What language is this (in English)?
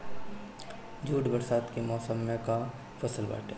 Bhojpuri